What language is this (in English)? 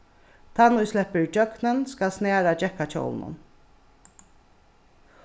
Faroese